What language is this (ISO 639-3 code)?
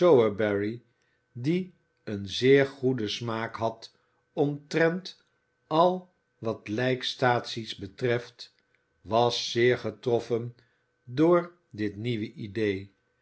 nld